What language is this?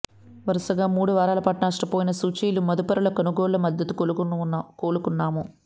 Telugu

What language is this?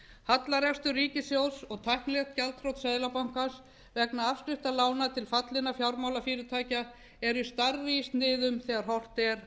Icelandic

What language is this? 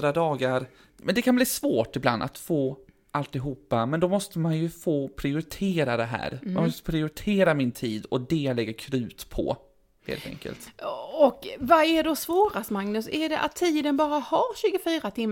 Swedish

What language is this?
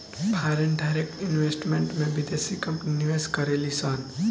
Bhojpuri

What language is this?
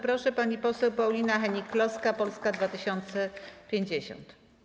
Polish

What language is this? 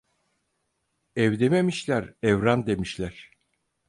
Turkish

